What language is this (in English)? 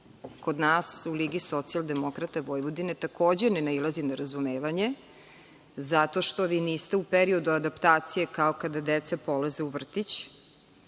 Serbian